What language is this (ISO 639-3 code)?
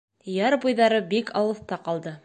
bak